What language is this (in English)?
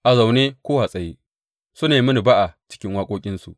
Hausa